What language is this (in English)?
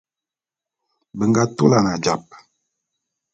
Bulu